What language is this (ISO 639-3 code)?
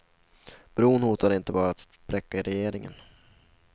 swe